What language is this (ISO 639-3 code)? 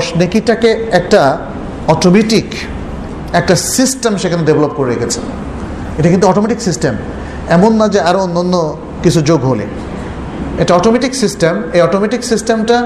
ben